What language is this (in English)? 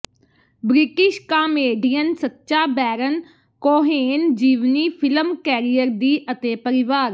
Punjabi